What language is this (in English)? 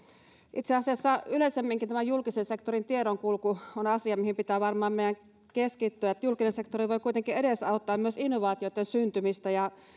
Finnish